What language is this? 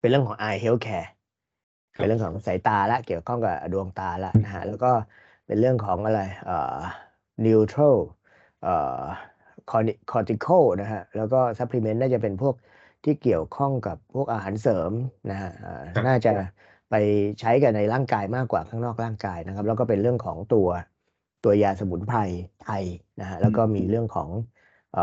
Thai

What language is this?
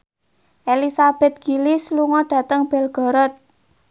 Javanese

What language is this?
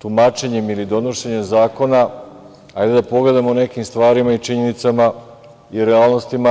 Serbian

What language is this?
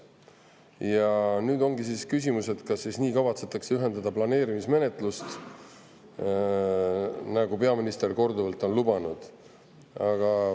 Estonian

